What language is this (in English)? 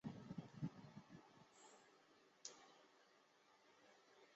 Chinese